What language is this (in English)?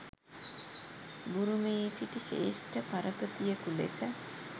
Sinhala